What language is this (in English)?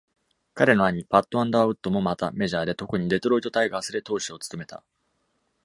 Japanese